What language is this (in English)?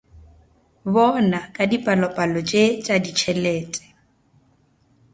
Northern Sotho